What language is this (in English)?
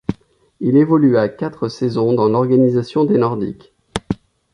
French